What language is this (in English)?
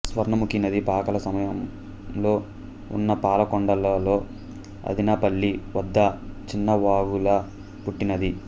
Telugu